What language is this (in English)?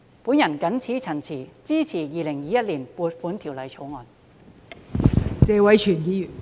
Cantonese